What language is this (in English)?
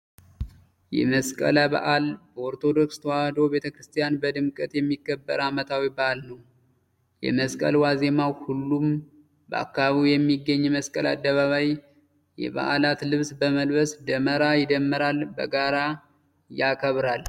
Amharic